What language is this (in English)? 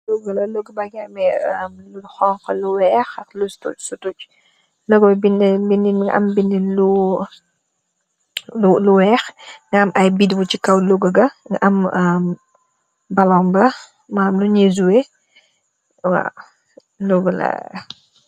Wolof